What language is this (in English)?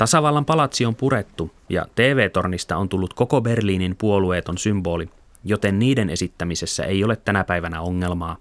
Finnish